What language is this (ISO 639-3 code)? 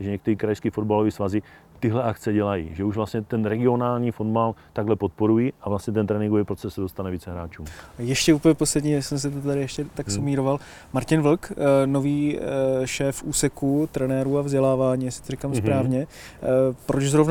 ces